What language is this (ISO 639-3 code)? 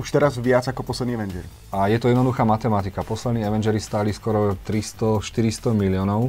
slk